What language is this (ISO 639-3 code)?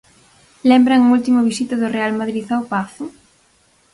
glg